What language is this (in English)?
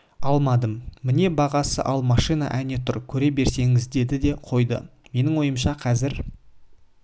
Kazakh